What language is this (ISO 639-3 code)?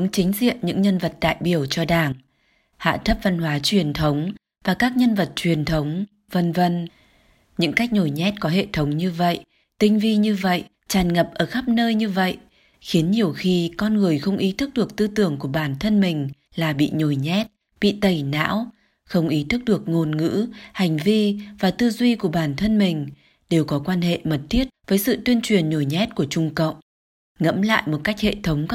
vie